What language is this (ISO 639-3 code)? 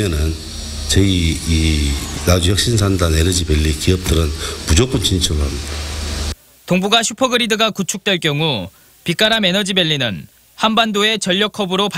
kor